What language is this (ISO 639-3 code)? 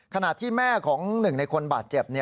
tha